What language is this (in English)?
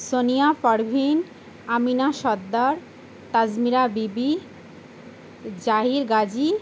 Bangla